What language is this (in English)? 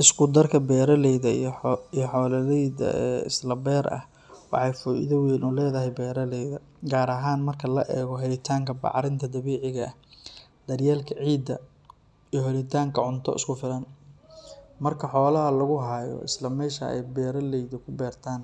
Somali